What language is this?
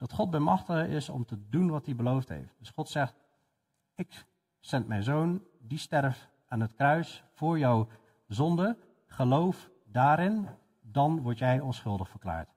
Dutch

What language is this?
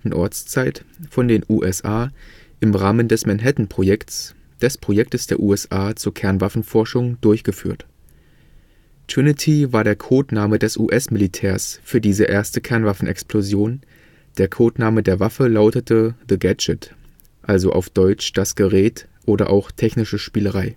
German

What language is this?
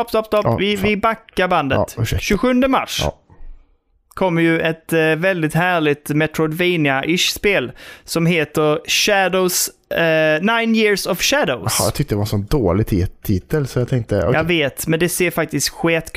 Swedish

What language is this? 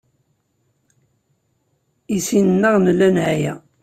Kabyle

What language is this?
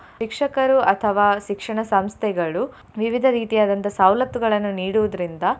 Kannada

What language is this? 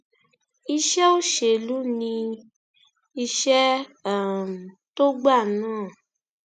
Yoruba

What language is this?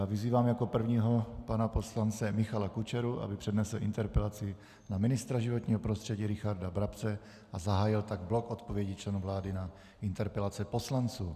Czech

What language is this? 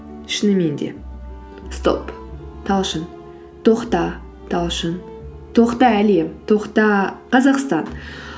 Kazakh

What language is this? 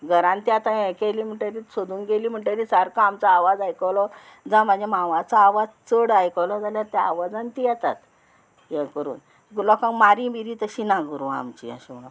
Konkani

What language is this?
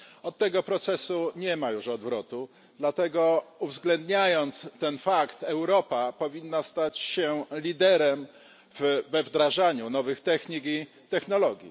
Polish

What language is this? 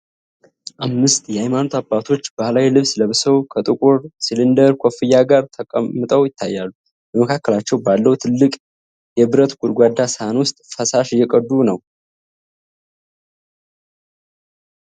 Amharic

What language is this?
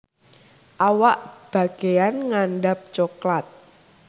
Javanese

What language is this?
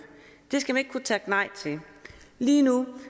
Danish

